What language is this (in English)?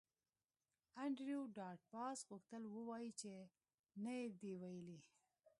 Pashto